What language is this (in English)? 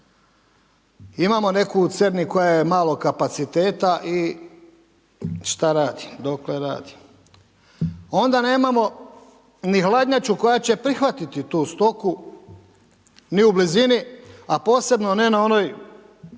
Croatian